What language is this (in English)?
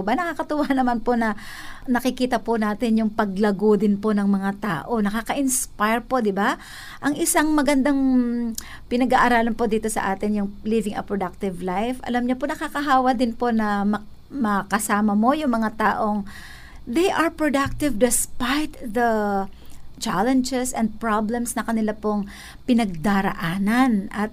Filipino